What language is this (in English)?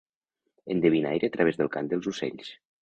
Catalan